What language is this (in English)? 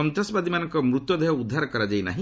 Odia